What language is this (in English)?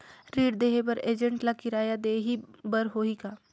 Chhattisgarhi